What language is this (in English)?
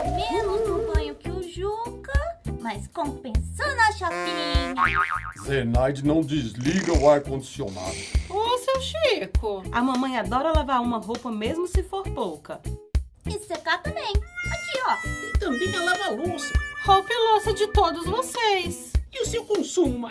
Portuguese